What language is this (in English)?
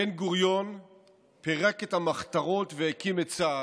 Hebrew